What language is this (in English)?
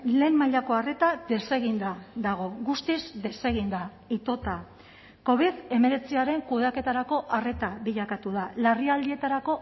Basque